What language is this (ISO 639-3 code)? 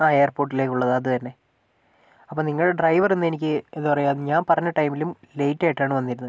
mal